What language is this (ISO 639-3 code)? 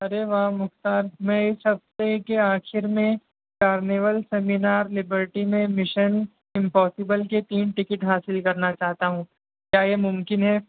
urd